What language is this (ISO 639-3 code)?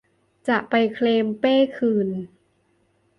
tha